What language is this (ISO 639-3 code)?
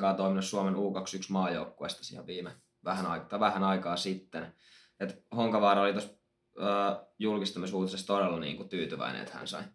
fin